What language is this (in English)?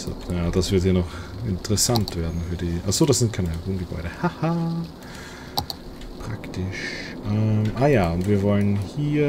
German